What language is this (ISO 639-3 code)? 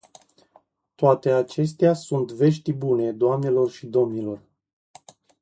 ron